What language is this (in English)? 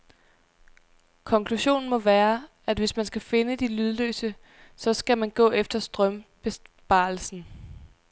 Danish